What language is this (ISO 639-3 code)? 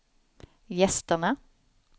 swe